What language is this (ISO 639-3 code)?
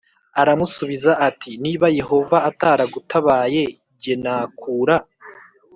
kin